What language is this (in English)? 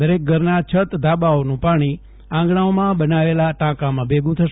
Gujarati